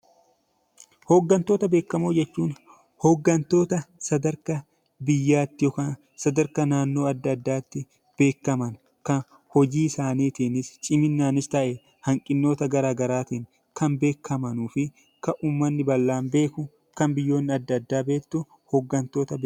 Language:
Oromo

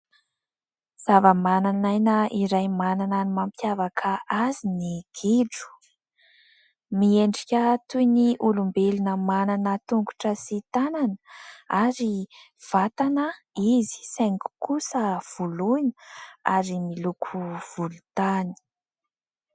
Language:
Malagasy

